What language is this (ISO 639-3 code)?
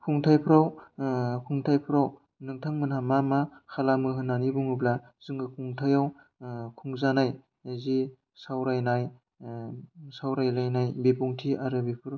brx